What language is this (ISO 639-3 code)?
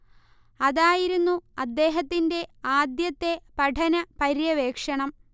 mal